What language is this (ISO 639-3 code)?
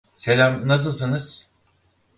tur